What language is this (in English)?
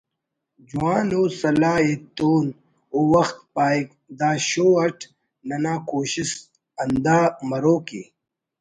Brahui